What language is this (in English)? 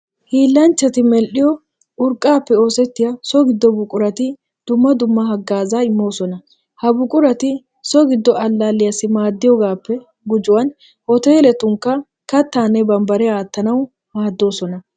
Wolaytta